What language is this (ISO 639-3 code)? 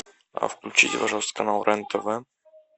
rus